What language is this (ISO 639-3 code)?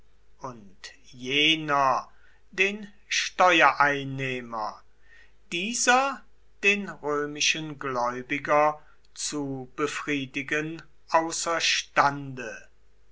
deu